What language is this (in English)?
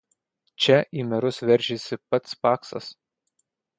Lithuanian